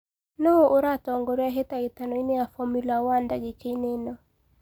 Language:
Kikuyu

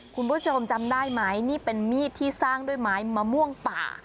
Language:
Thai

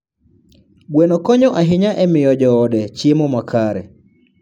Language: Luo (Kenya and Tanzania)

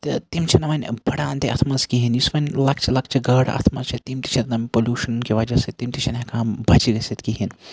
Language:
Kashmiri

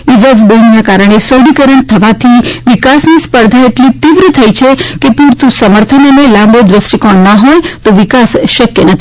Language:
Gujarati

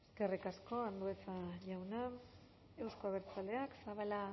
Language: Basque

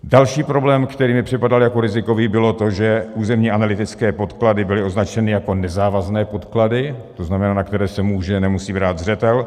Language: Czech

